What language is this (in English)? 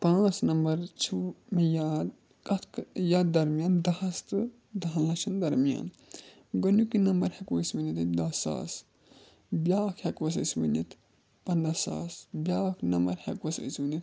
Kashmiri